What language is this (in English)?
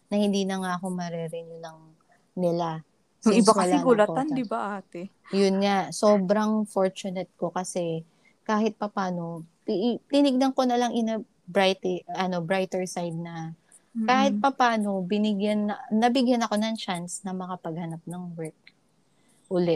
Filipino